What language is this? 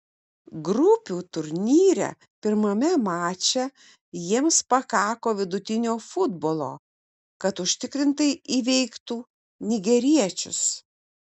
Lithuanian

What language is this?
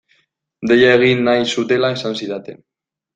Basque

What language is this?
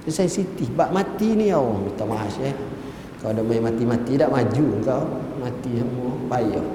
Malay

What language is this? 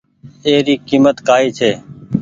Goaria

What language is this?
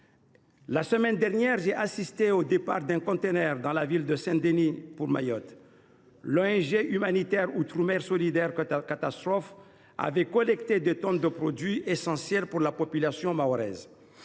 French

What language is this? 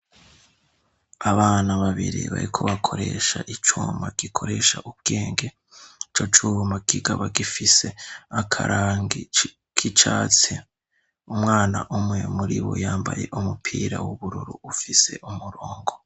Rundi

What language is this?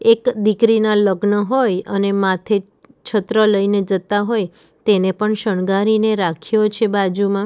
Gujarati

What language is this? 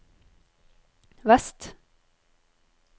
Norwegian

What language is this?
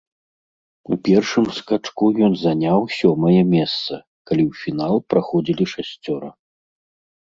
Belarusian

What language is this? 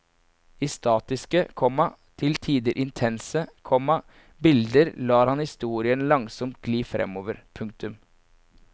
Norwegian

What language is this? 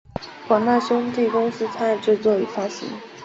Chinese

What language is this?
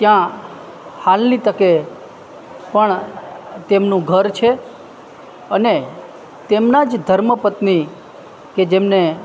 Gujarati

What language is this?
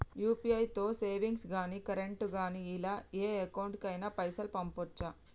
Telugu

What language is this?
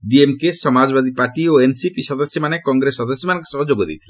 Odia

